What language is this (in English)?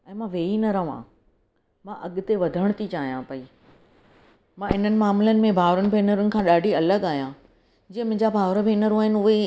Sindhi